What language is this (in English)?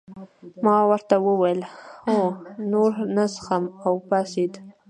Pashto